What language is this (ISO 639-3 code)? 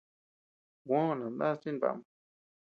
cux